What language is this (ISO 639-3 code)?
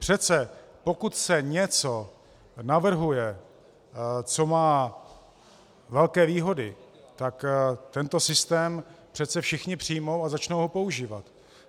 ces